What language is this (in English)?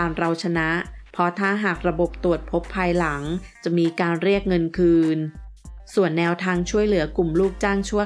Thai